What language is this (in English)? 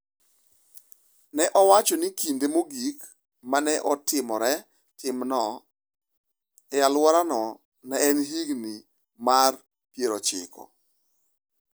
Luo (Kenya and Tanzania)